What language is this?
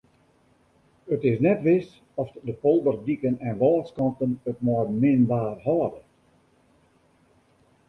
Western Frisian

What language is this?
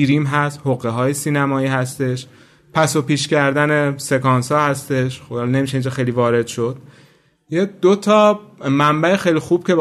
Persian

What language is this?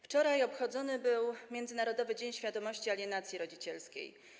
Polish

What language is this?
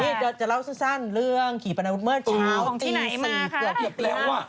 Thai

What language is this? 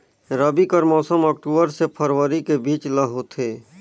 Chhattisgarhi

